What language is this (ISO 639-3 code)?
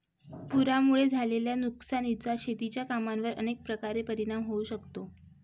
mar